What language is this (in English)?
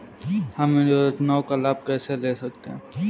Hindi